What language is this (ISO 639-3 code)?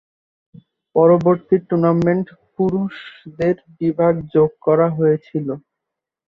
ben